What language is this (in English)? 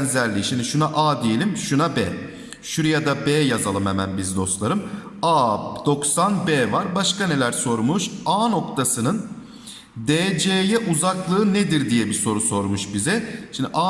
Turkish